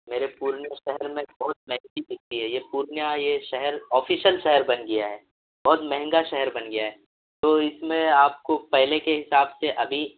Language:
Urdu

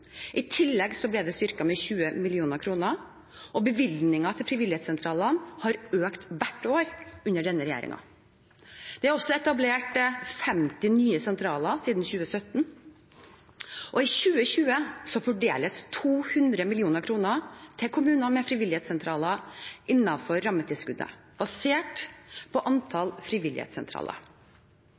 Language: Norwegian Bokmål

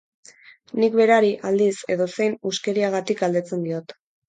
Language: Basque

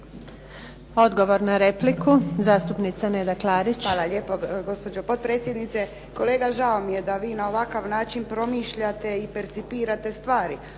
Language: Croatian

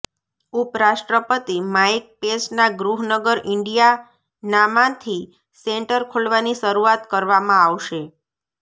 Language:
Gujarati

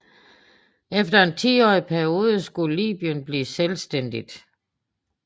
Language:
Danish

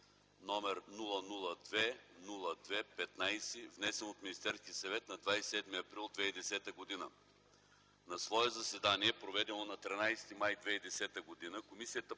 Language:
Bulgarian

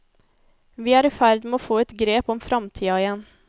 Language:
Norwegian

